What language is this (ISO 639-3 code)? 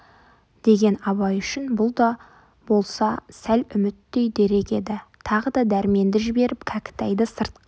kaz